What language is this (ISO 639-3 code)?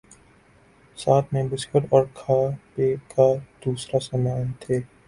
urd